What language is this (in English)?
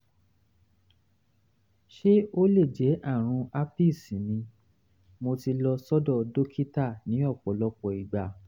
Yoruba